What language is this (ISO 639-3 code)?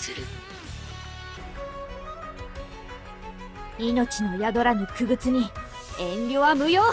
jpn